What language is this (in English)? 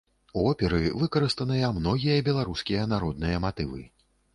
Belarusian